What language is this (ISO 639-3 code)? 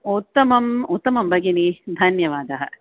san